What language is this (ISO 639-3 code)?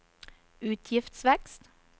nor